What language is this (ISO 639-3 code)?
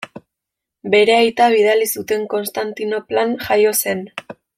eus